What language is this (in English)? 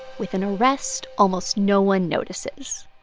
English